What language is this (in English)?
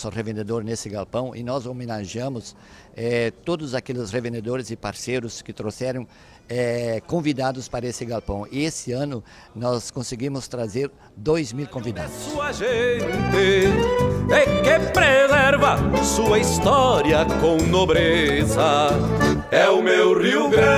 Portuguese